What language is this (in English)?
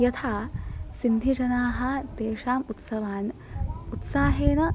Sanskrit